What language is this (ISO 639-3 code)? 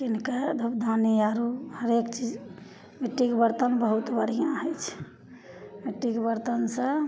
mai